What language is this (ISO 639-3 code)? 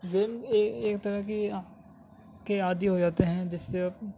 urd